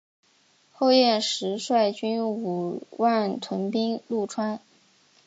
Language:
Chinese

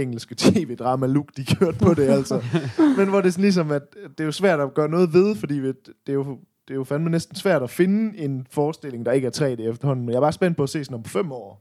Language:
Danish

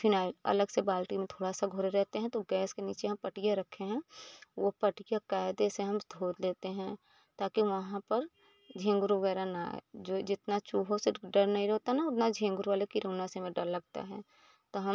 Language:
Hindi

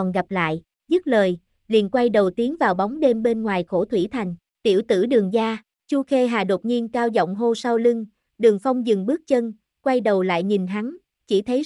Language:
Vietnamese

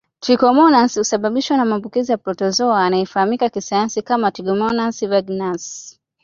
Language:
Swahili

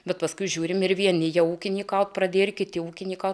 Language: Lithuanian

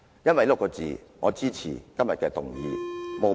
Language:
Cantonese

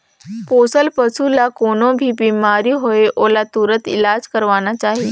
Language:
Chhattisgarhi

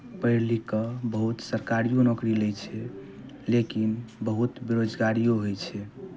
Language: Maithili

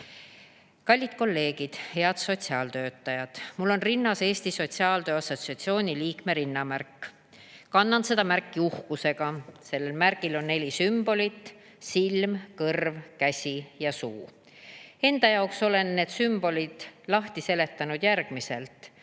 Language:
Estonian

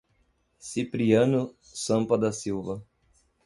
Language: Portuguese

